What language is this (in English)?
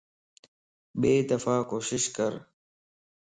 Lasi